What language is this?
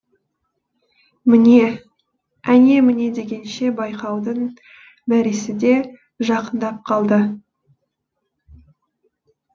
Kazakh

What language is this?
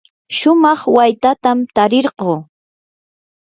Yanahuanca Pasco Quechua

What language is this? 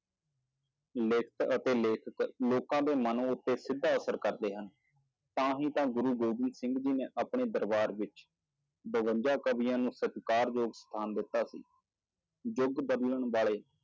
Punjabi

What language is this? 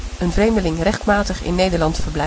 Dutch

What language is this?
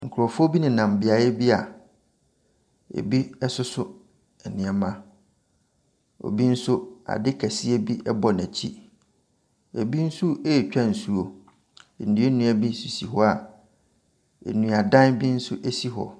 Akan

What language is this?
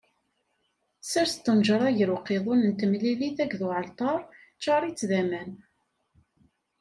Kabyle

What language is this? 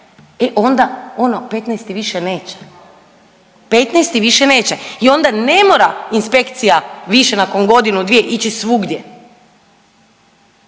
Croatian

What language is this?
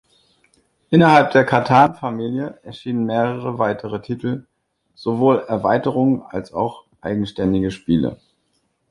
German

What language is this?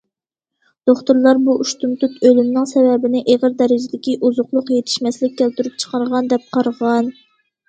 Uyghur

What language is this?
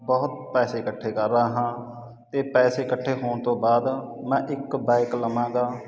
Punjabi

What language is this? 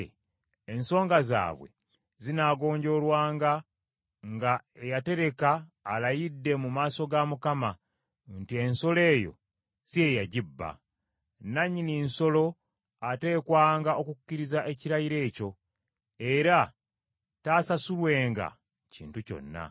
Ganda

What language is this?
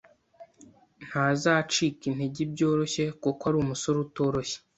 Kinyarwanda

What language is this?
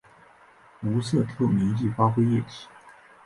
Chinese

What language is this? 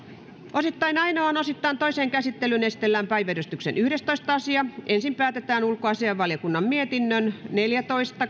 Finnish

